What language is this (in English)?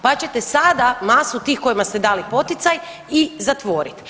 Croatian